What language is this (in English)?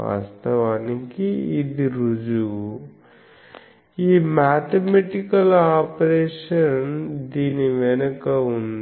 Telugu